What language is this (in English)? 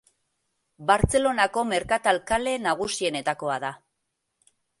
Basque